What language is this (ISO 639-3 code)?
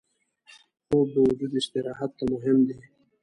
pus